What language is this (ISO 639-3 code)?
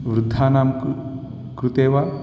san